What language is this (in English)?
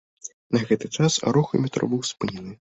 Belarusian